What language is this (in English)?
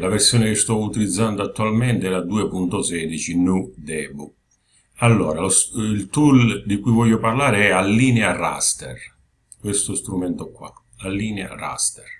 Italian